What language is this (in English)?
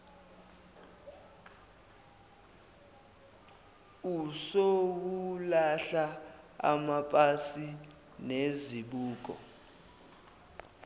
Zulu